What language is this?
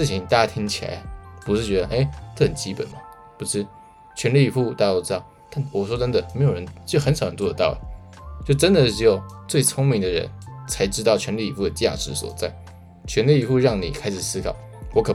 Chinese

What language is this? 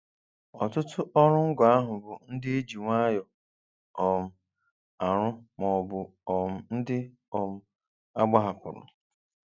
Igbo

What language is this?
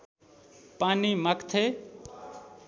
Nepali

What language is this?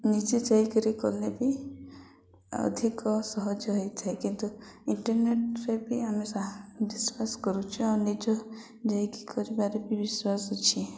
Odia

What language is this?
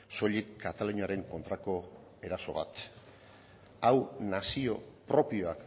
Basque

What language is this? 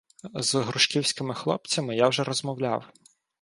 Ukrainian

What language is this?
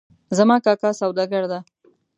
Pashto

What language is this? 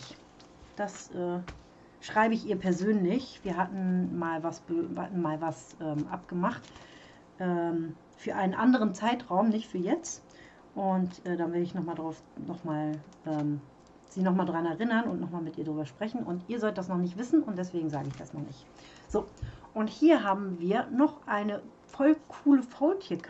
German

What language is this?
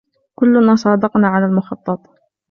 Arabic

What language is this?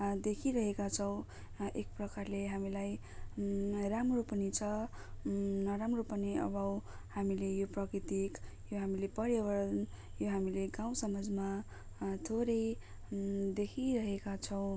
Nepali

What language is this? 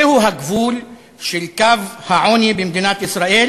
Hebrew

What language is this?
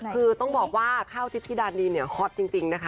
Thai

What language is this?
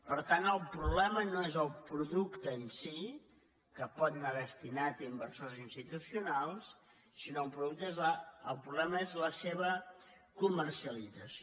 Catalan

